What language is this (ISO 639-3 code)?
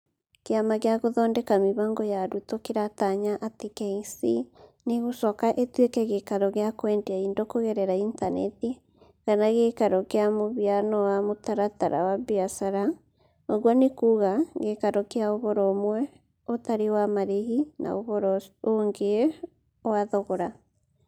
kik